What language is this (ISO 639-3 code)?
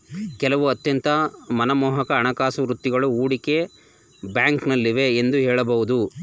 kan